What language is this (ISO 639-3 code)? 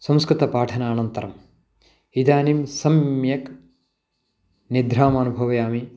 san